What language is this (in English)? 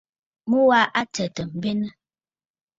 Bafut